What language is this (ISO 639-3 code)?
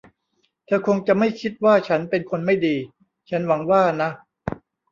tha